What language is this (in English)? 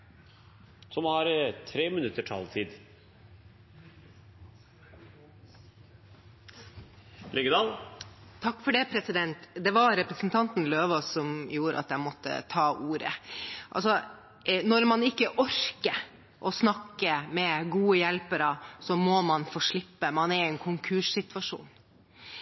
Norwegian